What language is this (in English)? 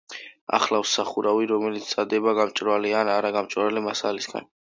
Georgian